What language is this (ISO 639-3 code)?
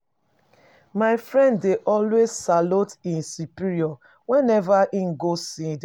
pcm